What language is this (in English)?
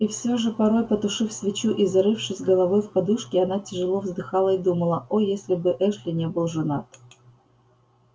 Russian